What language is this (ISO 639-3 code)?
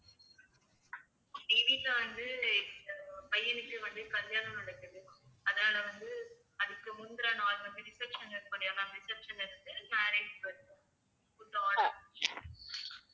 tam